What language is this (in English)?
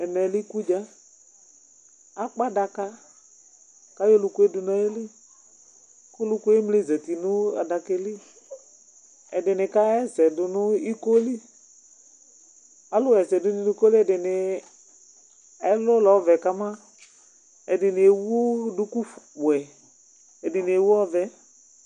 Ikposo